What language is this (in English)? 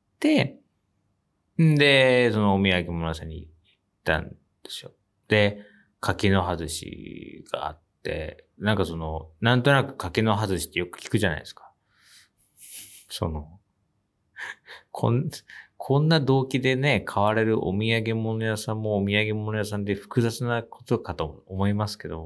Japanese